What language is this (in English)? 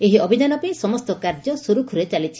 Odia